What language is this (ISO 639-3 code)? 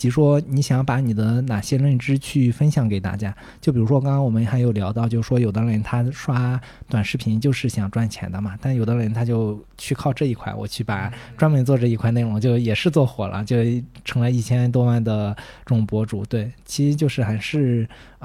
zho